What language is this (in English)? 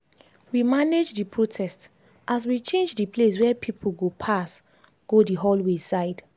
Nigerian Pidgin